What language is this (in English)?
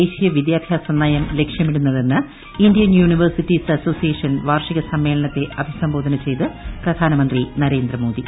Malayalam